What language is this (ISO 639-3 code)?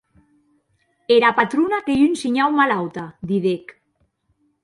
oci